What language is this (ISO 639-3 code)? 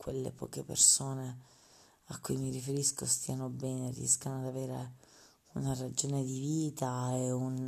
ita